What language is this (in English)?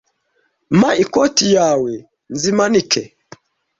Kinyarwanda